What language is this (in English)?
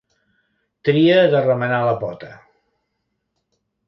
Catalan